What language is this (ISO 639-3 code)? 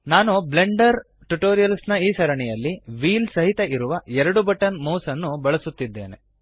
kan